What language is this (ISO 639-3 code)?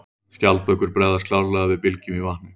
isl